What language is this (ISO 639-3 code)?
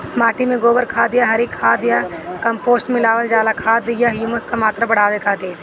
bho